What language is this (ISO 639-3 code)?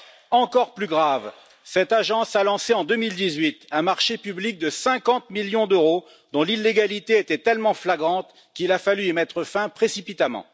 fra